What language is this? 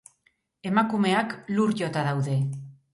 Basque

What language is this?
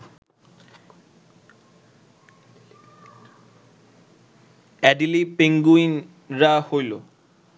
Bangla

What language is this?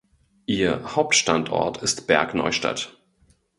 German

